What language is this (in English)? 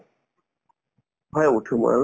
Assamese